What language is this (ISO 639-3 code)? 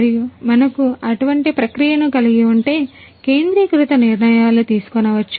tel